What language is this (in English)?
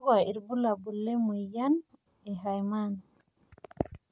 Masai